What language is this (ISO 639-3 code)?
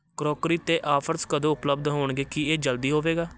pan